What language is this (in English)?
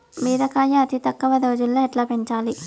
Telugu